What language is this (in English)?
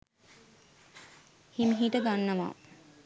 Sinhala